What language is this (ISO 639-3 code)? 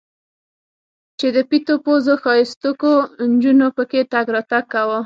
pus